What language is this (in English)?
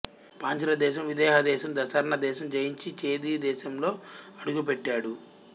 Telugu